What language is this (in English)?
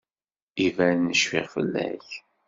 Kabyle